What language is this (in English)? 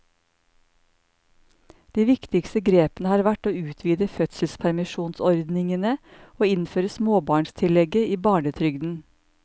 Norwegian